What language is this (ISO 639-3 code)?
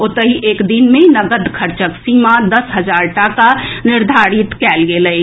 mai